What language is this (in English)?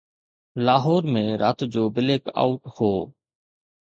Sindhi